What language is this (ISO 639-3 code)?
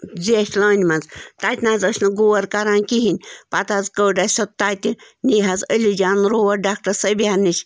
kas